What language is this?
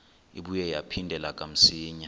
Xhosa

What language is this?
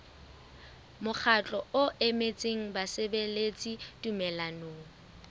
Southern Sotho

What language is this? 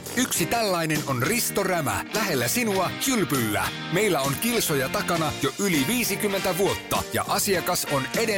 Finnish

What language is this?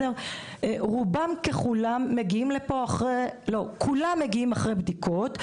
Hebrew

